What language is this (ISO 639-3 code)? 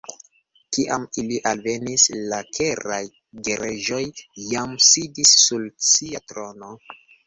epo